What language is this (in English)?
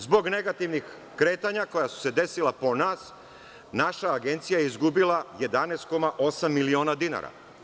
Serbian